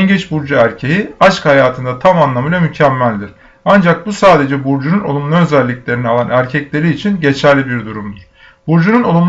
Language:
Turkish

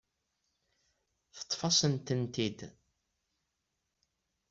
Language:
Kabyle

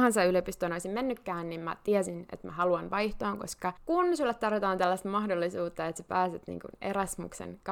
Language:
Finnish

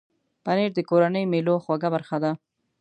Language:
Pashto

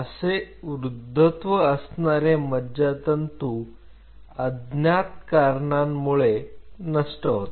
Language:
Marathi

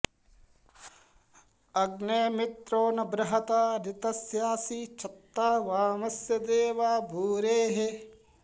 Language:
Sanskrit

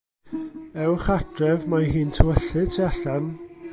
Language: Welsh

